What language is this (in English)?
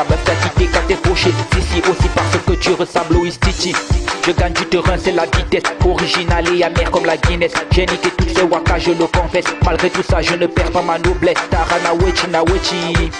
French